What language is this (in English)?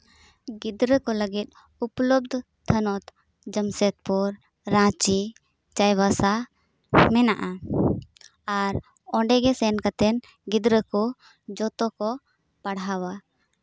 Santali